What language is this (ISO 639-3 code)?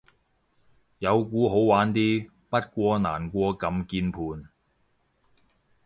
yue